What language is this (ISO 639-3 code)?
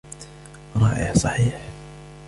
ara